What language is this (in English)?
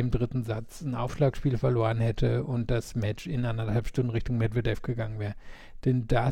German